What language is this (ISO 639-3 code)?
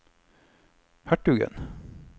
nor